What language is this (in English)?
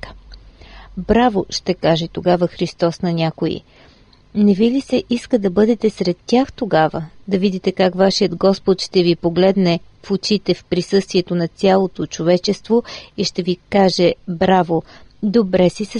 Bulgarian